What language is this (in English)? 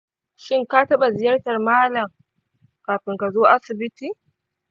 Hausa